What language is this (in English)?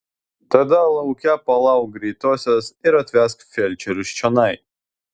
Lithuanian